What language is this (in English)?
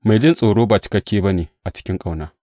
Hausa